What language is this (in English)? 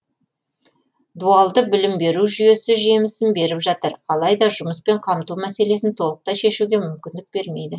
Kazakh